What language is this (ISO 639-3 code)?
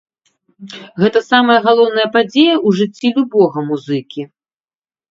bel